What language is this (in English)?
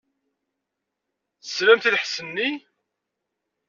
Kabyle